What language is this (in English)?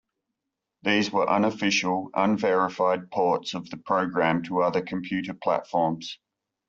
English